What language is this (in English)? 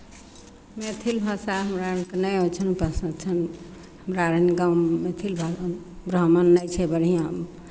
Maithili